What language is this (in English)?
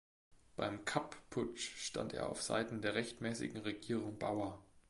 German